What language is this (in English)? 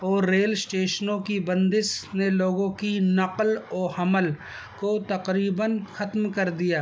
Urdu